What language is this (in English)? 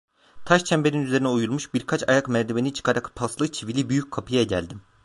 Turkish